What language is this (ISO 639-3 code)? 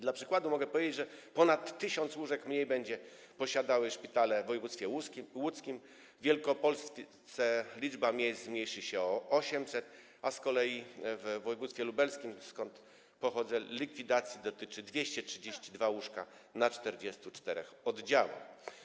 pol